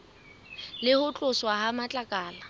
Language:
Southern Sotho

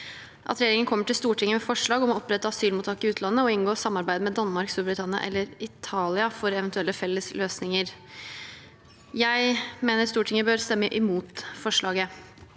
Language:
Norwegian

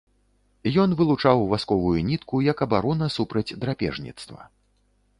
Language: Belarusian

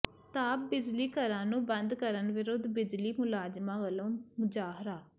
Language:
Punjabi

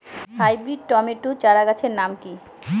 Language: Bangla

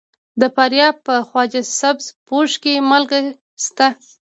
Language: Pashto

